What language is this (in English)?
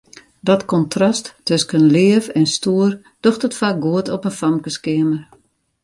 Western Frisian